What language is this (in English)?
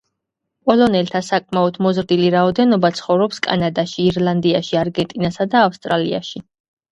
Georgian